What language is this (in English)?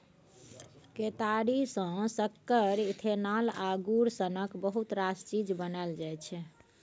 Maithili